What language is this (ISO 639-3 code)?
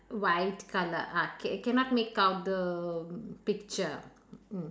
eng